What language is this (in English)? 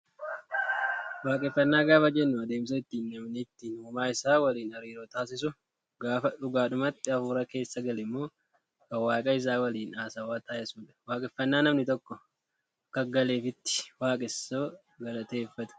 Oromo